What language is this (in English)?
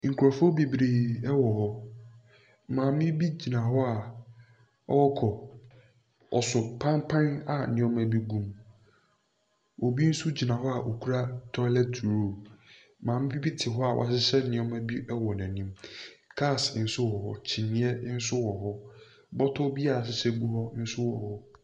Akan